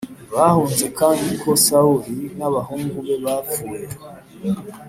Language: Kinyarwanda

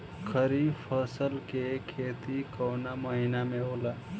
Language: Bhojpuri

